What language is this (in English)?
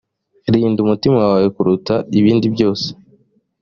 Kinyarwanda